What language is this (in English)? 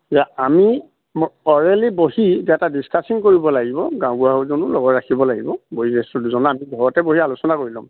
Assamese